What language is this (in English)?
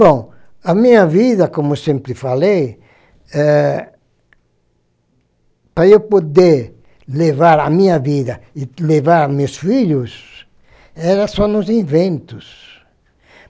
Portuguese